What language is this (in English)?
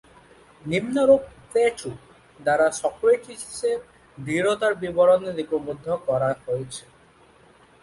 Bangla